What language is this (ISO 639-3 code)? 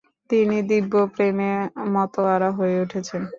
ben